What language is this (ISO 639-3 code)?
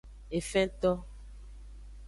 ajg